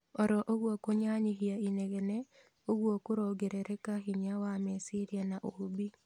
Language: Kikuyu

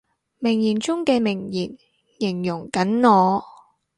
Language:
Cantonese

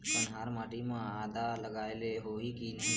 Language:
Chhattisgarhi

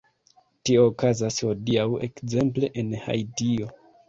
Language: Esperanto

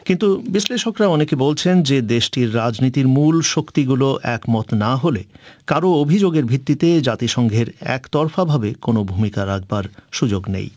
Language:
Bangla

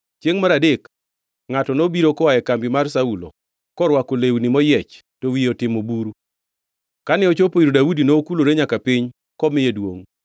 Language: Luo (Kenya and Tanzania)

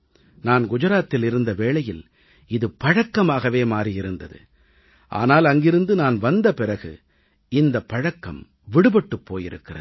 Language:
Tamil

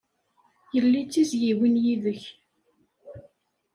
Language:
Kabyle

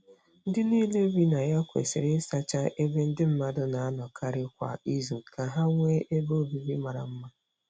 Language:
Igbo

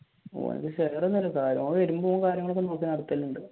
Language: Malayalam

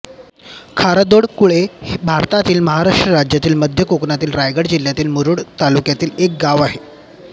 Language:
Marathi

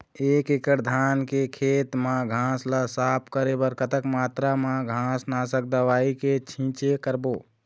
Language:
Chhattisgarhi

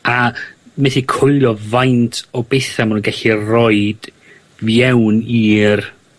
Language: Welsh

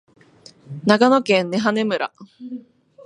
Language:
Japanese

